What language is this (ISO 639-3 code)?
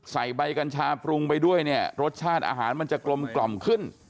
tha